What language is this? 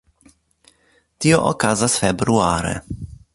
Esperanto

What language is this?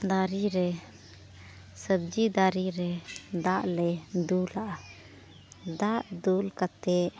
Santali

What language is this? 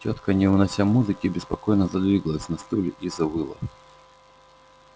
Russian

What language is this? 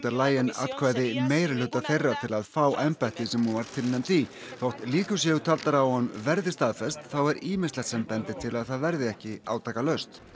Icelandic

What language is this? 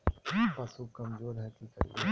Magahi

